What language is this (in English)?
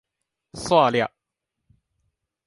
Min Nan Chinese